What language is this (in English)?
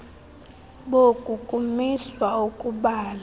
Xhosa